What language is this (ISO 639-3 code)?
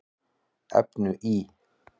isl